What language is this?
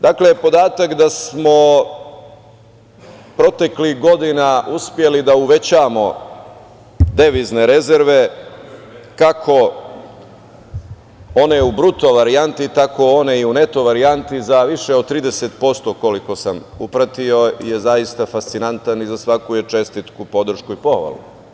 Serbian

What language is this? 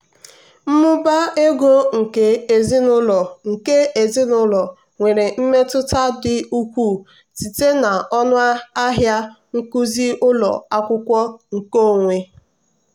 Igbo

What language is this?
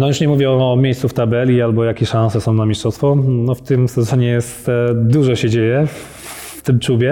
Polish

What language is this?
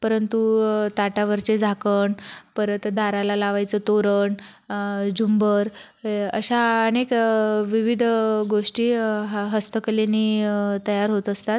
Marathi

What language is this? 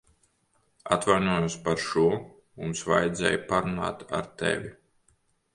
Latvian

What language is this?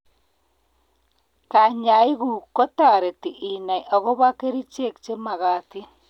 Kalenjin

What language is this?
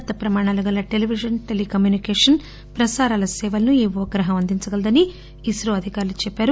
Telugu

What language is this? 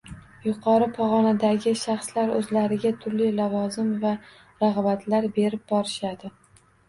Uzbek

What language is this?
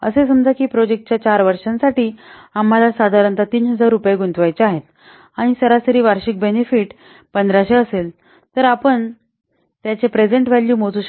Marathi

